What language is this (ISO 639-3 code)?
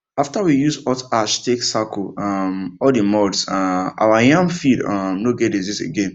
pcm